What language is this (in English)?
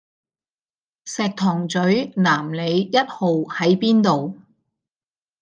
Cantonese